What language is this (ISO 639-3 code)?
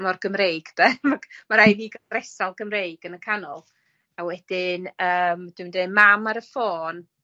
cym